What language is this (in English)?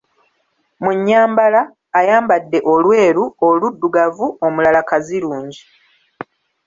Ganda